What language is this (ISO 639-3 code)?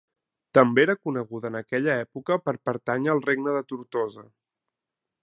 cat